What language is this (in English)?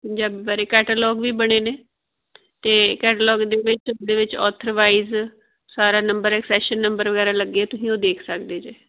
Punjabi